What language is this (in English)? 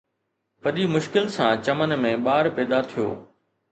Sindhi